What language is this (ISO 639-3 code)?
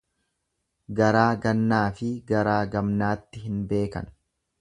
orm